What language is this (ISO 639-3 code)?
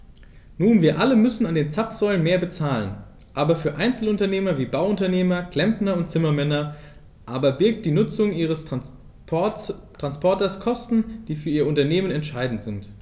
deu